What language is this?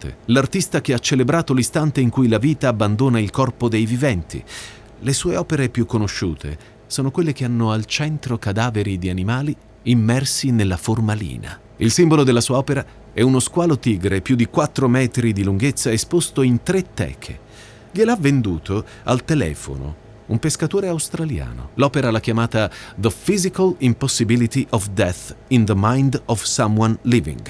Italian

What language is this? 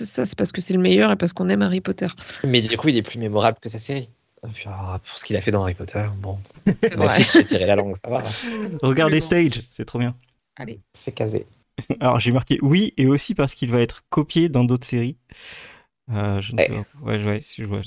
French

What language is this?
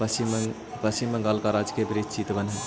Magahi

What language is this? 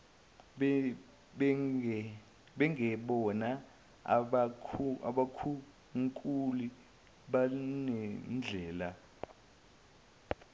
Zulu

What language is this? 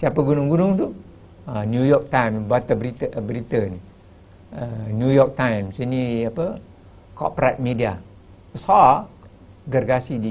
Malay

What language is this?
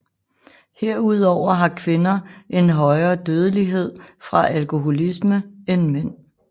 Danish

